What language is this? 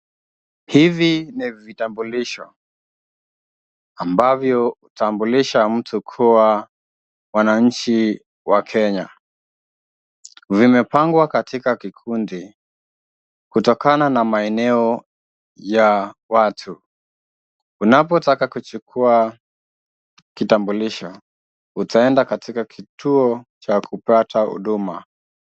Swahili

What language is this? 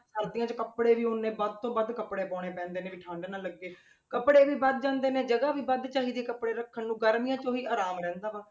Punjabi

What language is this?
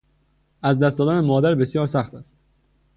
Persian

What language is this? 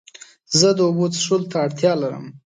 Pashto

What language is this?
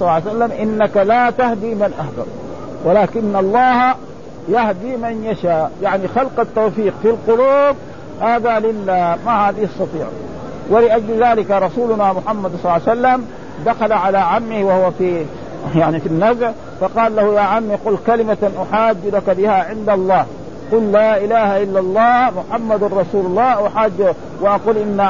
Arabic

